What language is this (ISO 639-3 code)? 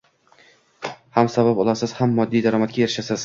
uzb